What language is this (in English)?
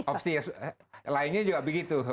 Indonesian